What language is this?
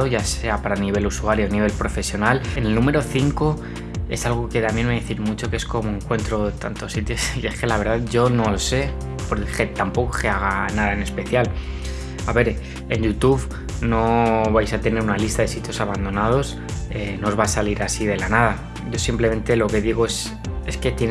Spanish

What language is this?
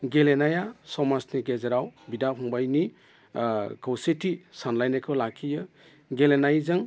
Bodo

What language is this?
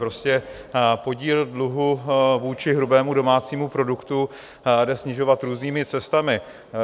Czech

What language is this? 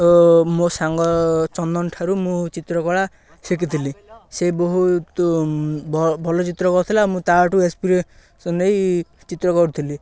Odia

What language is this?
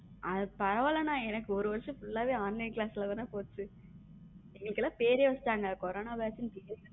Tamil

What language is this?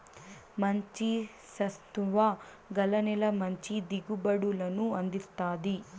Telugu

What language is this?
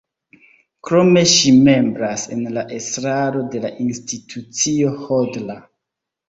Esperanto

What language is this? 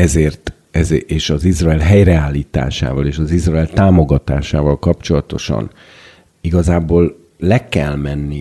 Hungarian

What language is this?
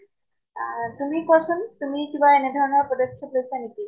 Assamese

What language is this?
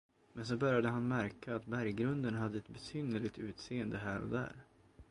Swedish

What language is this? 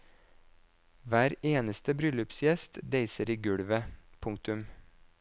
Norwegian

